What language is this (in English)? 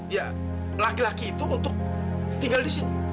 Indonesian